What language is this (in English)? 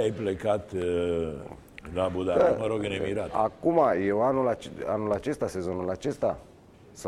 Romanian